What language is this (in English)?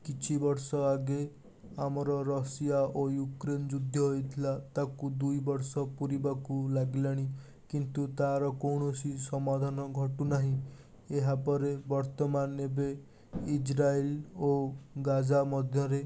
Odia